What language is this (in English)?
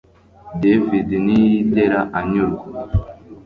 Kinyarwanda